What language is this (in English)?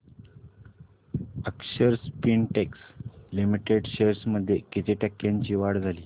Marathi